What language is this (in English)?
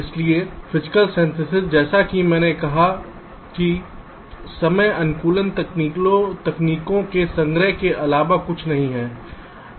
Hindi